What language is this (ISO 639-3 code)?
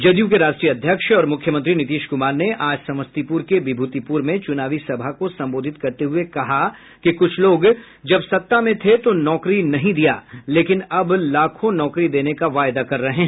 hin